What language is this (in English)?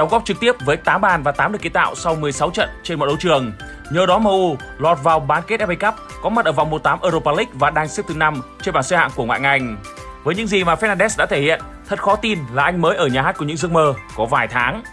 Vietnamese